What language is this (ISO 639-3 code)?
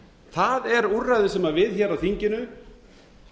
isl